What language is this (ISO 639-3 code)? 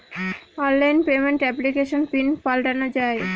ben